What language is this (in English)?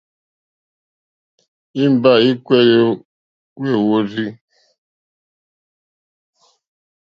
Mokpwe